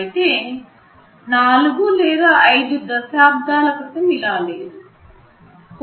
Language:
Telugu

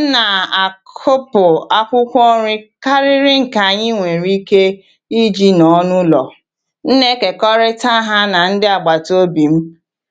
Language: Igbo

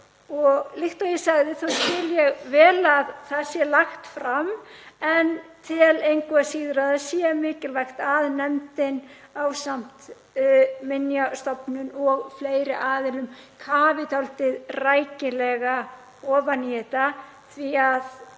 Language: Icelandic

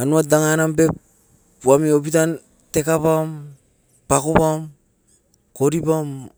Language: Askopan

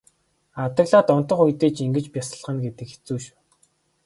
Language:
Mongolian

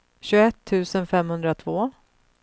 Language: Swedish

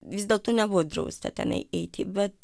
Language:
Lithuanian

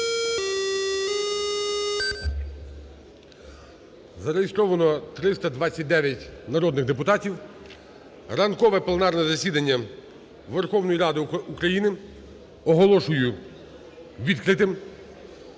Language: Ukrainian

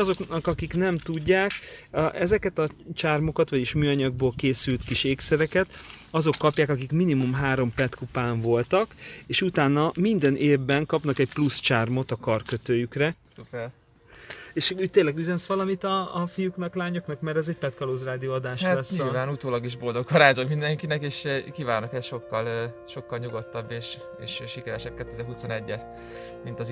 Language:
Hungarian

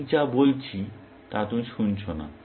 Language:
Bangla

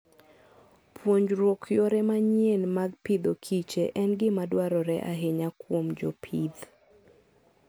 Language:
Luo (Kenya and Tanzania)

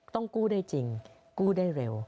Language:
Thai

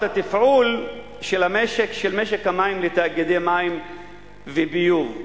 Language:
Hebrew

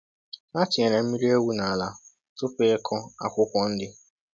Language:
Igbo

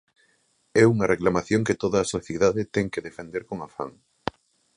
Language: Galician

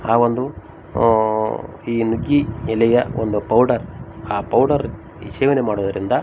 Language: Kannada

